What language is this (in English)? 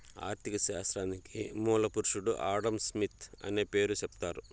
Telugu